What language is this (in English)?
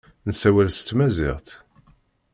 Kabyle